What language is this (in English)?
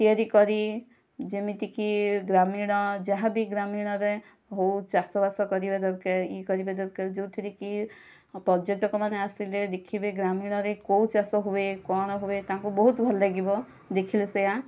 Odia